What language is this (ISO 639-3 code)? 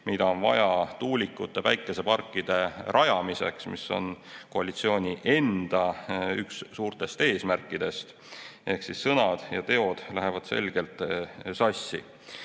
est